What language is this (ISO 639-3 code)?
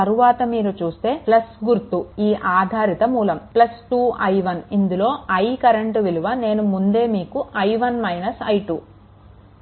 tel